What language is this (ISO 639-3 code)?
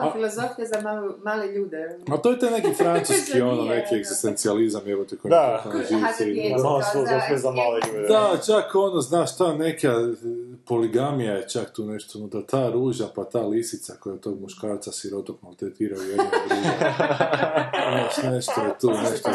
hrv